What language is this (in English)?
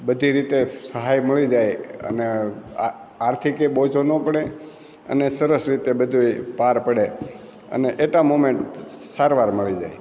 Gujarati